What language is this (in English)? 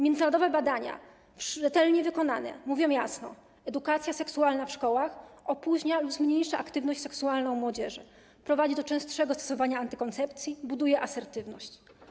Polish